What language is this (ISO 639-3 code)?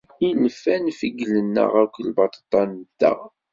kab